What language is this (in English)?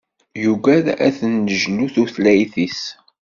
Kabyle